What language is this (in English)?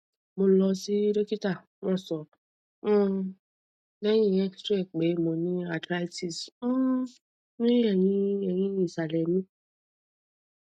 Yoruba